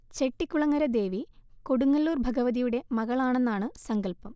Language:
Malayalam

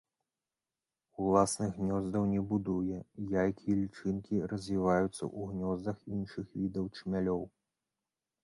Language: Belarusian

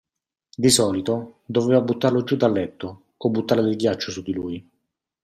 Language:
Italian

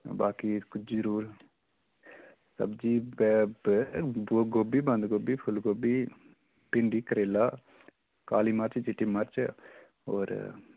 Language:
Dogri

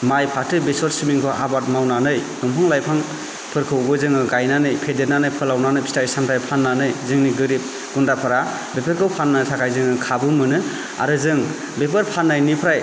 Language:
Bodo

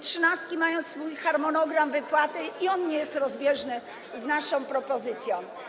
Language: Polish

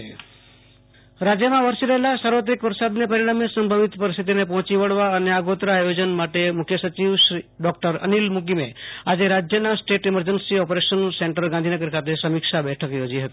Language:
Gujarati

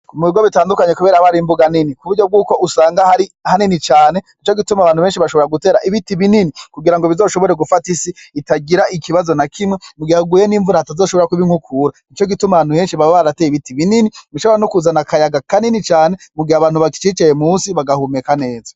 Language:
Rundi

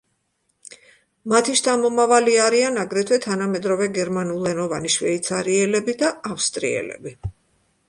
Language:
Georgian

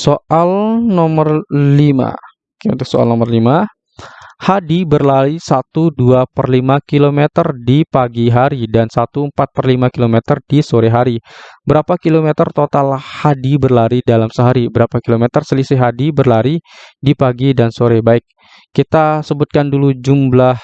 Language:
Indonesian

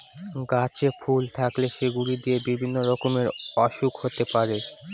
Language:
Bangla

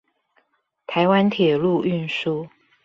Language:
Chinese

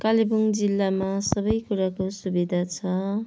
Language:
Nepali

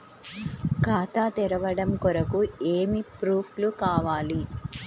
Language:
Telugu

